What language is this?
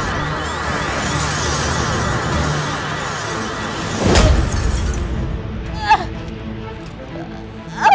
Indonesian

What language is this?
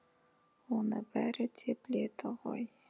Kazakh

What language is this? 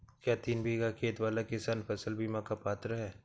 Hindi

